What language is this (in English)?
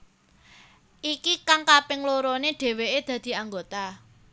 Javanese